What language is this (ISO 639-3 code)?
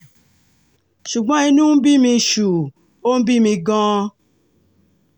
yor